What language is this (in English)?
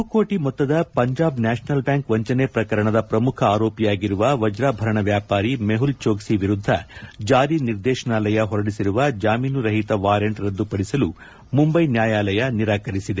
Kannada